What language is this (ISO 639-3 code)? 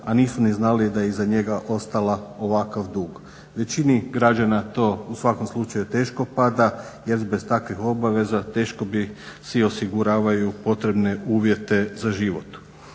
hrv